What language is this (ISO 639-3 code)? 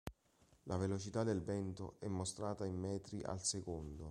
ita